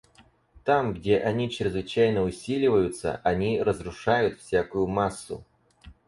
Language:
Russian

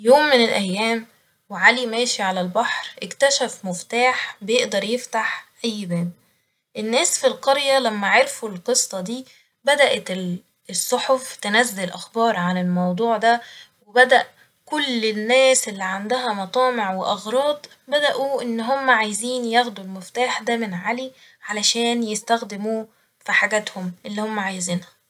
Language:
Egyptian Arabic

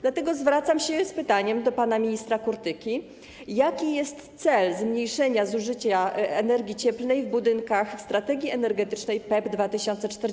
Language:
Polish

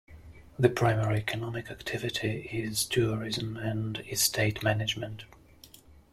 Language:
English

